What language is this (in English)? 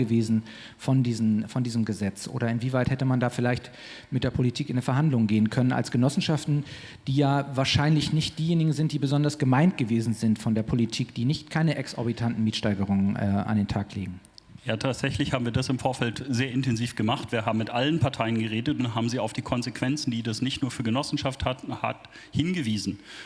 German